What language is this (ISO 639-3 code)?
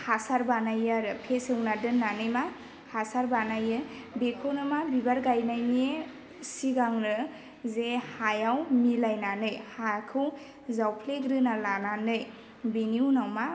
brx